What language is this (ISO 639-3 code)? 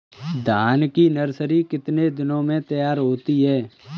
hin